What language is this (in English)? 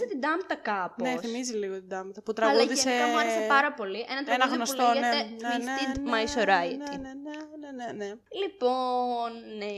Greek